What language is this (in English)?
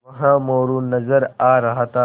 Hindi